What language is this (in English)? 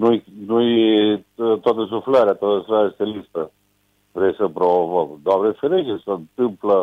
Romanian